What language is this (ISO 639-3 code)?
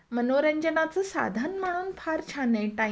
mar